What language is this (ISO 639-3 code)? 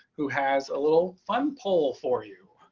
eng